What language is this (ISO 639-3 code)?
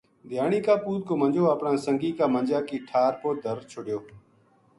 gju